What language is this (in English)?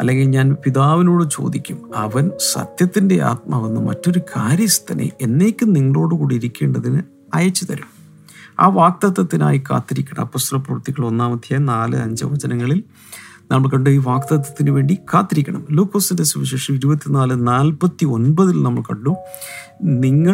Malayalam